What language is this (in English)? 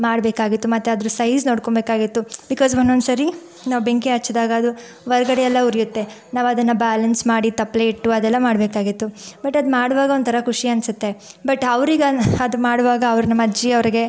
Kannada